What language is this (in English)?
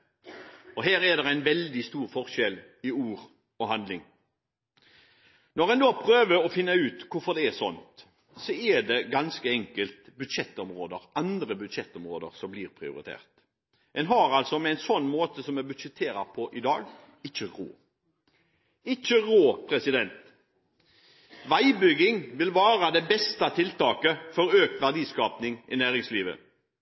Norwegian Bokmål